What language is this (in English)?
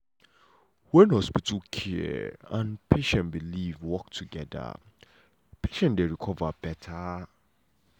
Nigerian Pidgin